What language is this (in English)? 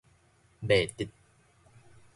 Min Nan Chinese